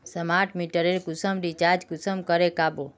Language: Magahi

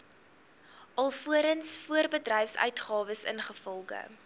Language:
Afrikaans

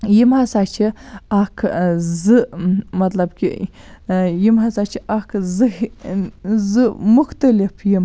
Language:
Kashmiri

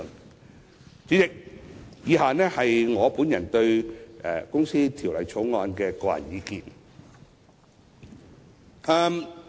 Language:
Cantonese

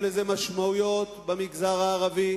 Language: Hebrew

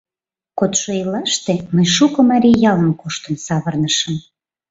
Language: Mari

